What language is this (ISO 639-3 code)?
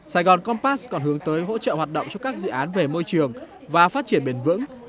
vie